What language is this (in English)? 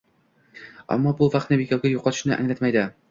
Uzbek